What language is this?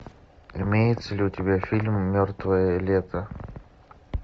Russian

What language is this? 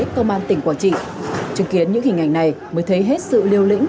Vietnamese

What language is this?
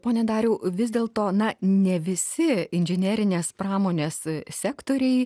Lithuanian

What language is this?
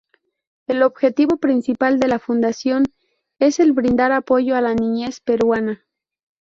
Spanish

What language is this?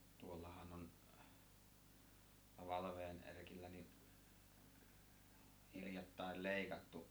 Finnish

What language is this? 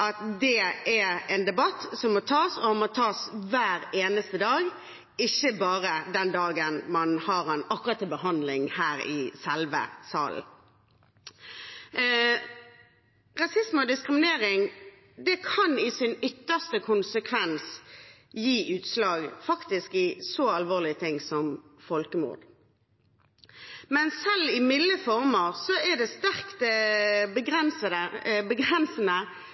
Norwegian Bokmål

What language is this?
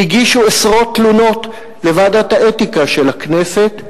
Hebrew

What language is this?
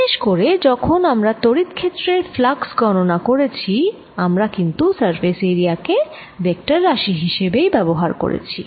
Bangla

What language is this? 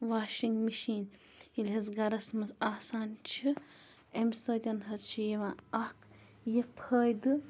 Kashmiri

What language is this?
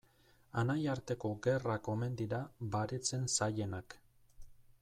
Basque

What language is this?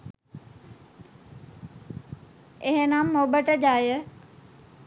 Sinhala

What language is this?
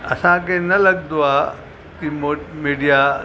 Sindhi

